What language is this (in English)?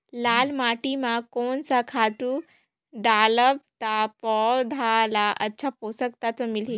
Chhattisgarhi